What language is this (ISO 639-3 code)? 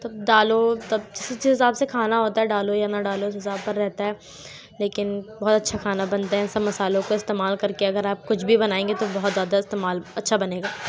urd